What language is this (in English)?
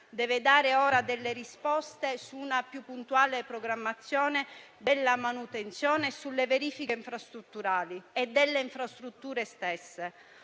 Italian